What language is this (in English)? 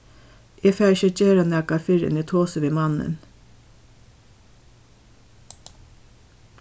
Faroese